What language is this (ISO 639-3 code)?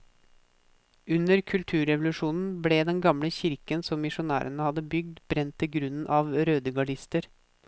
nor